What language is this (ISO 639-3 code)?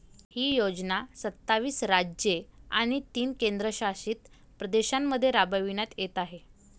mar